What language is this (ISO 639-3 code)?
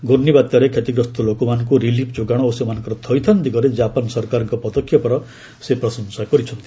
ori